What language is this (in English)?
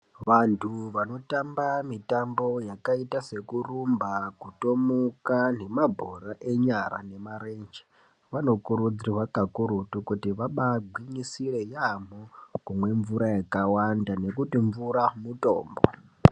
Ndau